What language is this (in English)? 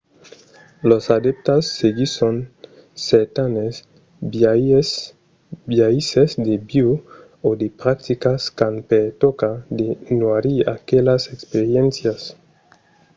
Occitan